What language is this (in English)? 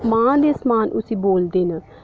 Dogri